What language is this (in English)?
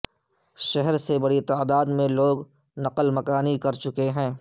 Urdu